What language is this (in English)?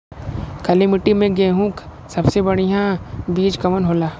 Bhojpuri